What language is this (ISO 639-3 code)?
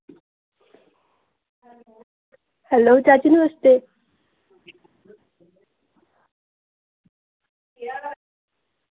doi